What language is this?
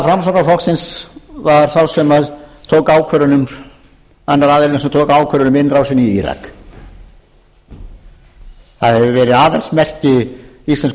Icelandic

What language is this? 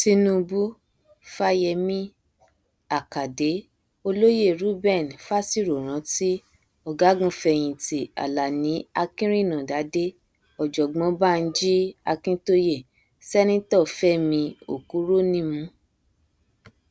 Yoruba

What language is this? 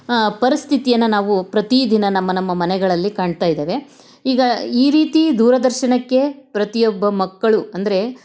Kannada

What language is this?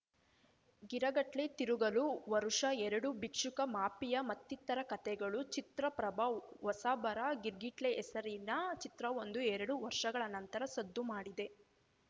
Kannada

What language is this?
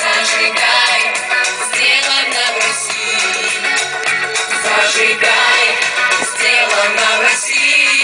Russian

